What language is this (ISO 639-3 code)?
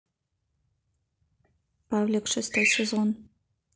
rus